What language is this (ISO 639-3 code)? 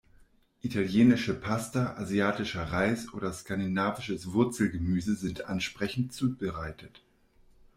deu